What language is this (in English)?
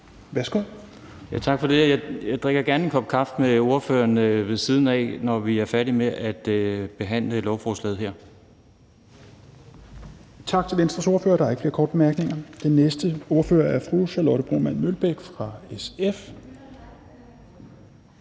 Danish